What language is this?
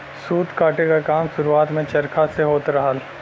Bhojpuri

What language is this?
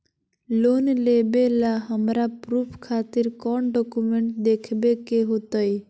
Magahi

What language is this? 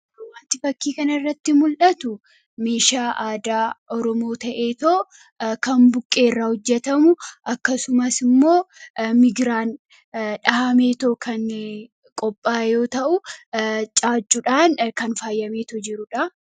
Oromo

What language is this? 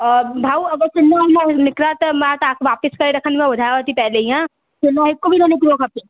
Sindhi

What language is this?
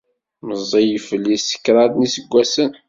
Kabyle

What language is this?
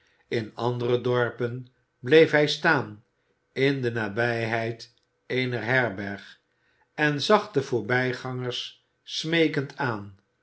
Dutch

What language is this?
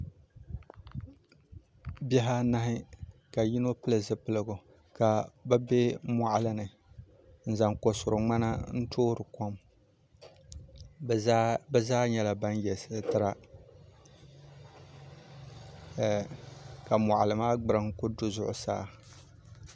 Dagbani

